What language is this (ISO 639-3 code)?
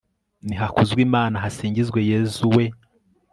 kin